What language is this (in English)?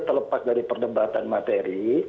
Indonesian